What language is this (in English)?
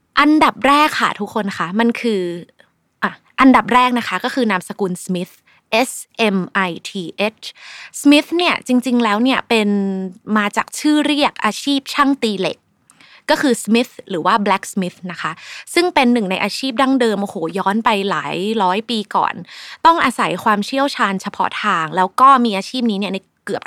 Thai